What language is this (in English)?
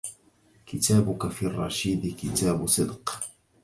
Arabic